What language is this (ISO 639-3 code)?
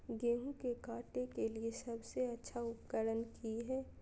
mag